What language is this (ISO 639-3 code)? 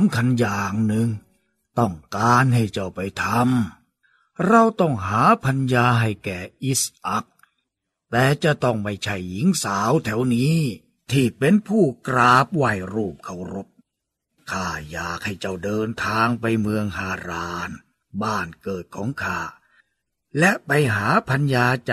tha